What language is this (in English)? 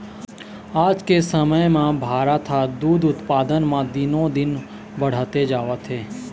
Chhattisgarhi